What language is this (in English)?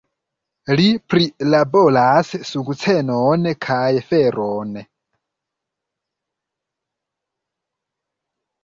Esperanto